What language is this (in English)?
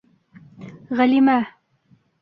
Bashkir